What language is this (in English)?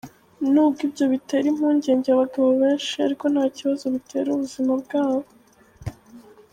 Kinyarwanda